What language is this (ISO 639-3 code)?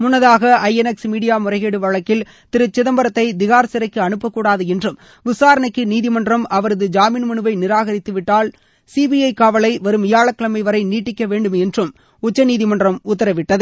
tam